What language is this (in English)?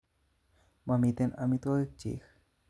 Kalenjin